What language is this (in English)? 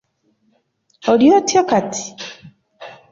Ganda